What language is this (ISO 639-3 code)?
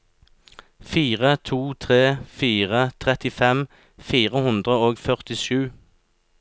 nor